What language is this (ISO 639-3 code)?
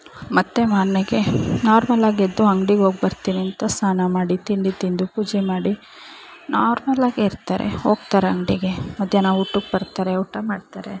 kan